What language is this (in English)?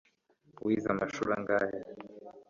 Kinyarwanda